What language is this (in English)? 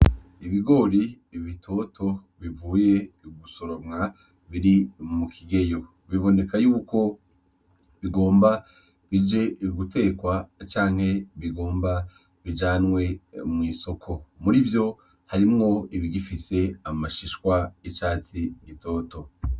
Rundi